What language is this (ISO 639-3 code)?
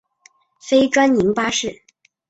zho